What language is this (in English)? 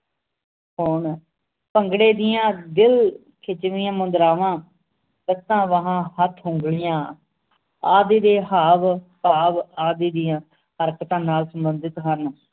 Punjabi